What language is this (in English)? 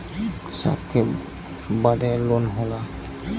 Bhojpuri